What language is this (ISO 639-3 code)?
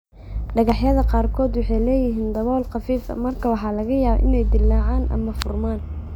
som